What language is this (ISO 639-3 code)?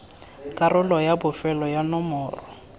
tsn